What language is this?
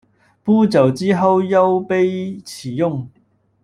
Chinese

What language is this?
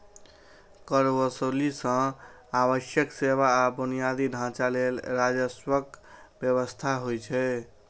Maithili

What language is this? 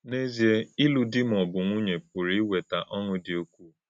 Igbo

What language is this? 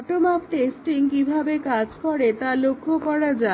Bangla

